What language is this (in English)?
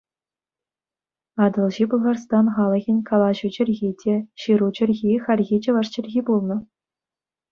Chuvash